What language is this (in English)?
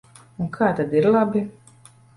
Latvian